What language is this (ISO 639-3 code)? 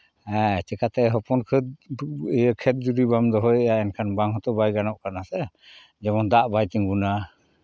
sat